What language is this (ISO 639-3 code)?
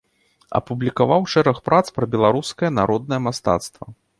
bel